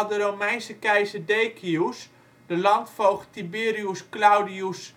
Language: Dutch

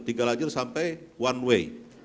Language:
Indonesian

